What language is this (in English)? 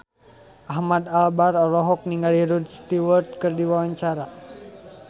Sundanese